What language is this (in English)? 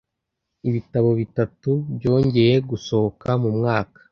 Kinyarwanda